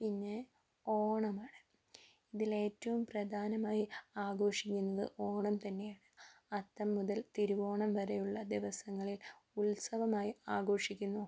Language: Malayalam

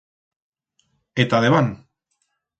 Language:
Aragonese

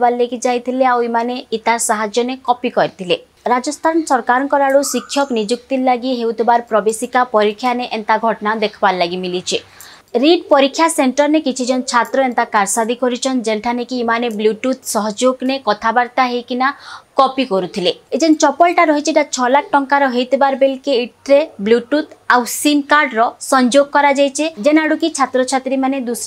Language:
Hindi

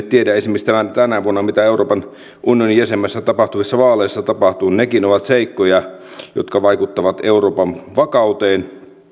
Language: Finnish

